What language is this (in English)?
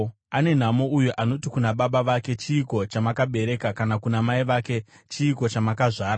Shona